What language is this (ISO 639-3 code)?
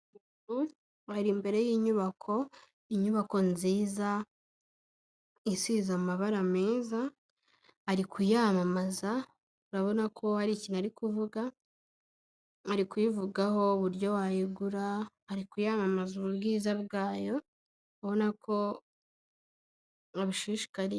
kin